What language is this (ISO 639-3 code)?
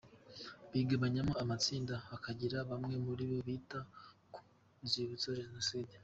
kin